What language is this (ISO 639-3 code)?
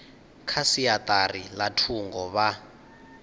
ven